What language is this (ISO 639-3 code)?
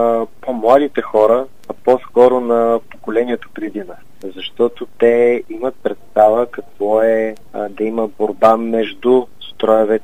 bul